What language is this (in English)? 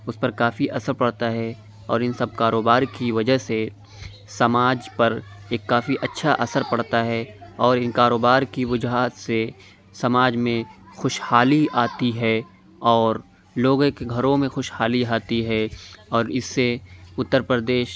Urdu